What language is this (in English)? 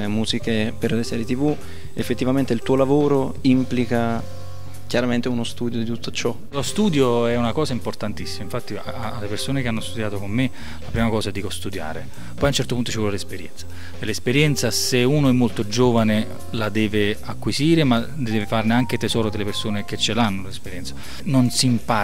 Italian